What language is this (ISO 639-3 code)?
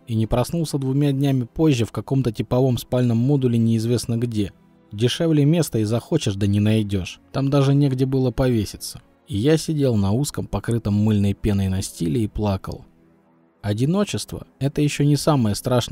rus